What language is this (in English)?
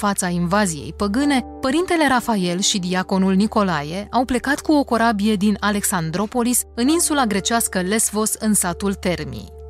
Romanian